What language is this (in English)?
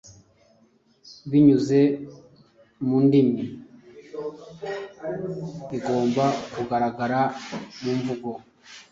Kinyarwanda